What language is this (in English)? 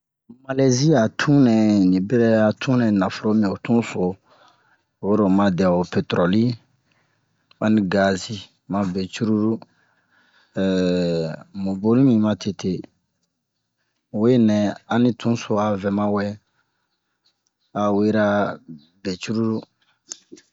Bomu